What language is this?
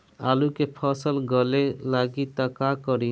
Bhojpuri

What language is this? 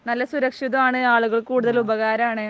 Malayalam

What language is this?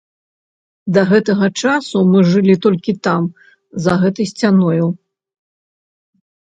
Belarusian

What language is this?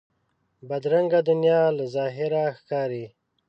Pashto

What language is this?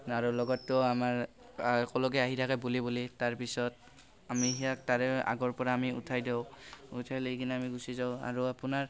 Assamese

